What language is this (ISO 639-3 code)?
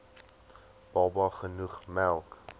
afr